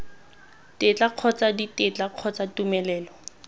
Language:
Tswana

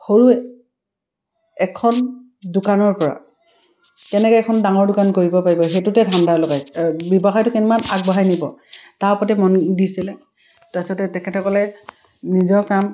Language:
Assamese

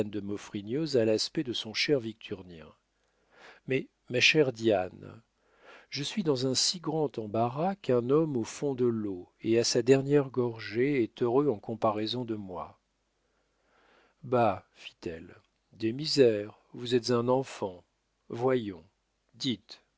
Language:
French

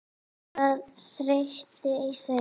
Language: Icelandic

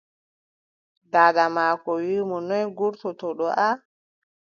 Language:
Adamawa Fulfulde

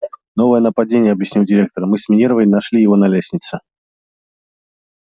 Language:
Russian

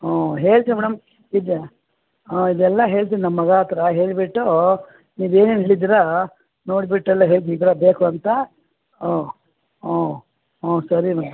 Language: Kannada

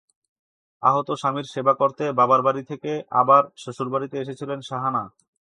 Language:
Bangla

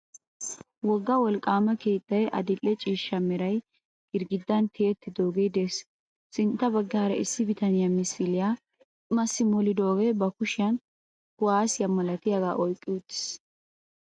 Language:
Wolaytta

